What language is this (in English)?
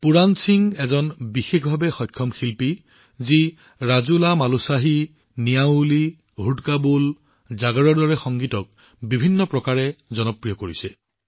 Assamese